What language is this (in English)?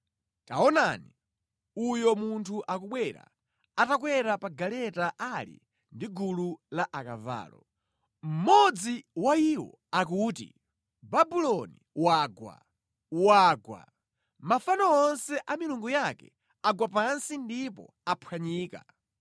Nyanja